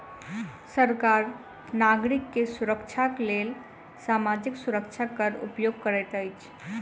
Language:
Maithili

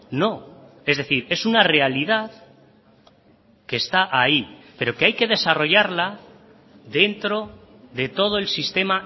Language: Spanish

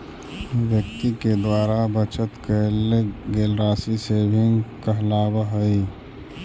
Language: Magahi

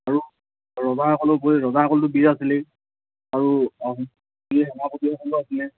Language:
Assamese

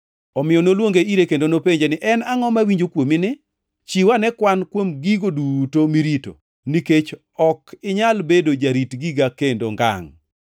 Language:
Luo (Kenya and Tanzania)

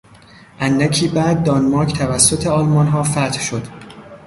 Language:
Persian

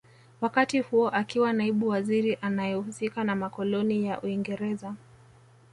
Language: Swahili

